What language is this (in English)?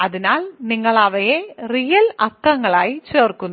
Malayalam